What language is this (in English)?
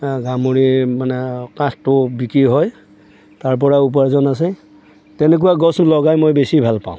Assamese